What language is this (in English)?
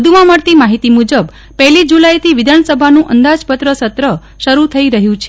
Gujarati